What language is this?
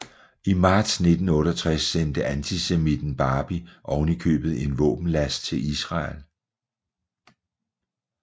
Danish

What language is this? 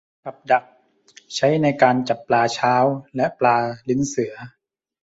Thai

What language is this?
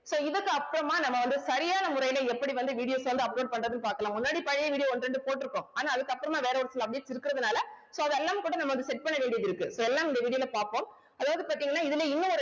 Tamil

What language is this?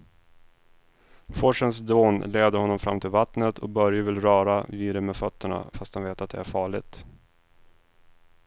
Swedish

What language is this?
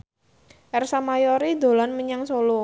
Javanese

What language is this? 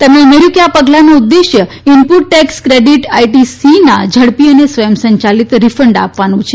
Gujarati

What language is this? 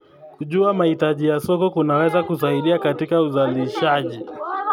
Kalenjin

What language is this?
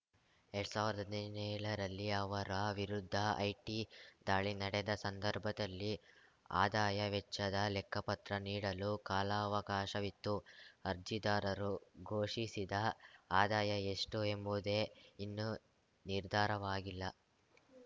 Kannada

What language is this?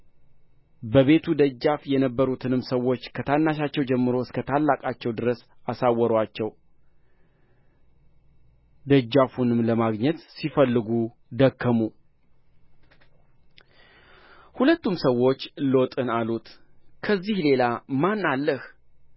Amharic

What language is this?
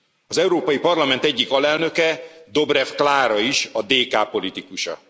Hungarian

